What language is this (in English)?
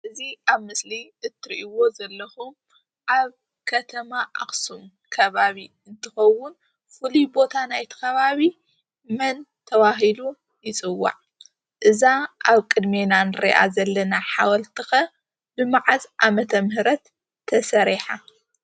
Tigrinya